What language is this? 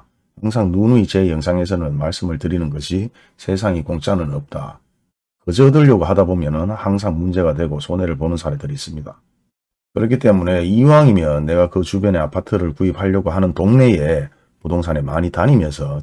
Korean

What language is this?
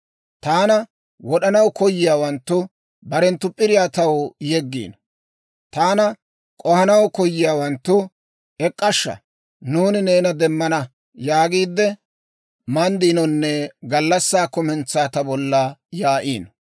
Dawro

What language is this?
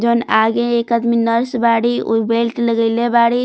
Bhojpuri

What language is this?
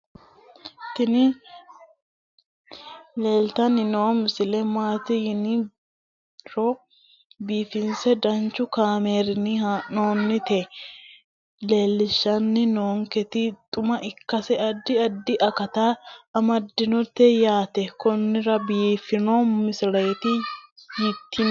Sidamo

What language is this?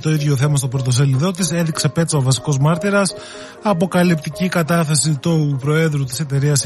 Greek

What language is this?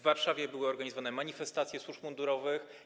Polish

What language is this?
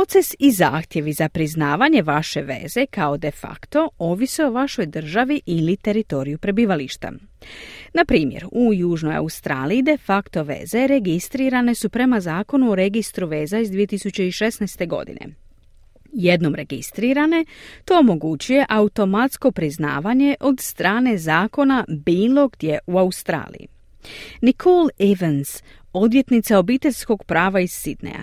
Croatian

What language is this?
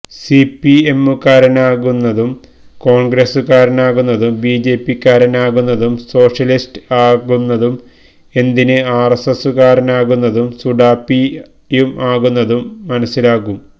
Malayalam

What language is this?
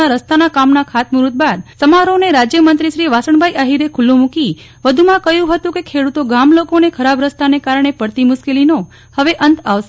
Gujarati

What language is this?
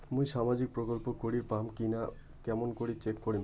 Bangla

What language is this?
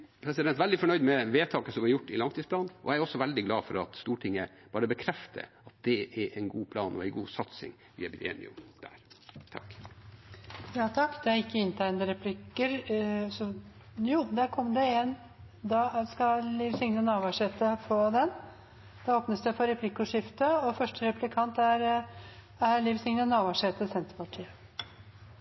Norwegian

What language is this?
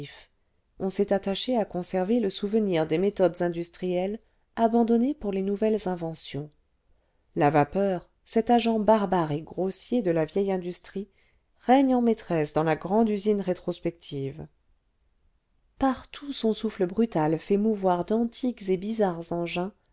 French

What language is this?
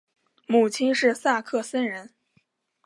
Chinese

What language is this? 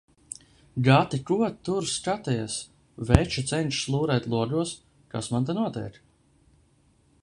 Latvian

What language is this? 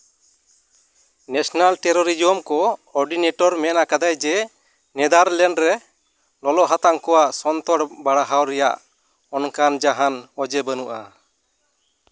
Santali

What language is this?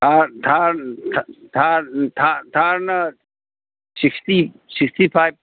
Manipuri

